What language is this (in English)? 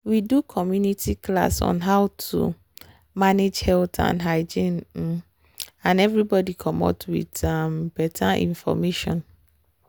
Nigerian Pidgin